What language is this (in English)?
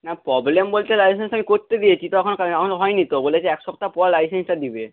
Bangla